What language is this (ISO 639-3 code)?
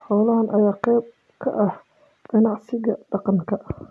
som